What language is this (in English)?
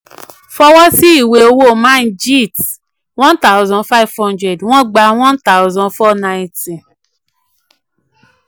Yoruba